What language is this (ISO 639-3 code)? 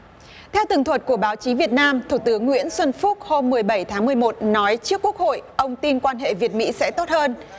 vie